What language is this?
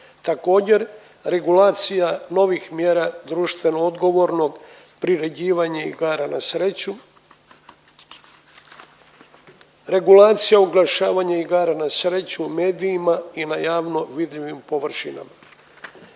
Croatian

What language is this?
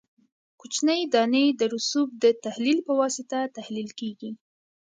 Pashto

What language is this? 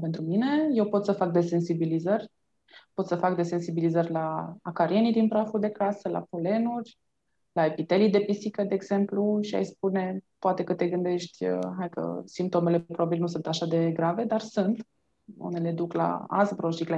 Romanian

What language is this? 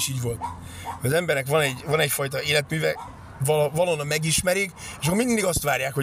Hungarian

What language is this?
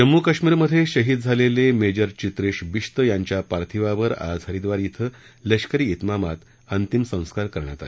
Marathi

